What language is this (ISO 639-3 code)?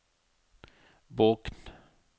nor